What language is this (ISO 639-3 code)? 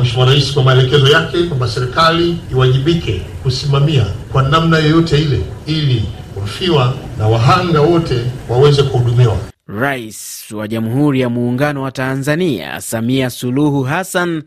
swa